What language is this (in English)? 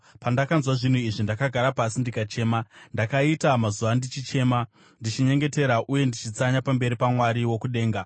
Shona